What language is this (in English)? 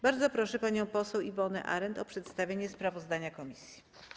Polish